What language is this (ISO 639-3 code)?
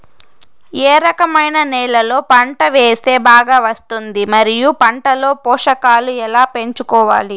tel